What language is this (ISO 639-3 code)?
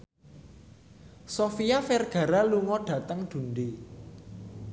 jav